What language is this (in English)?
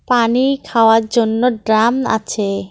Bangla